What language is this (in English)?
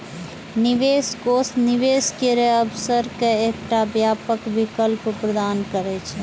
Maithili